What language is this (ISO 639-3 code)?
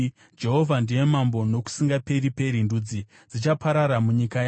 sna